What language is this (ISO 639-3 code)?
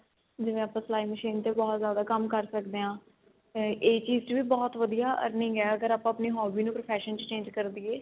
pan